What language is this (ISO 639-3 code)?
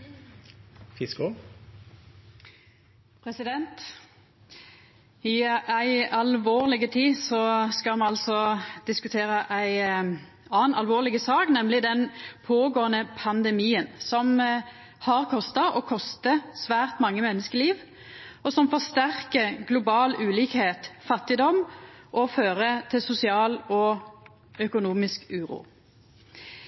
nor